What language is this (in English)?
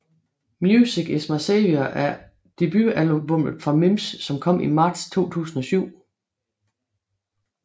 Danish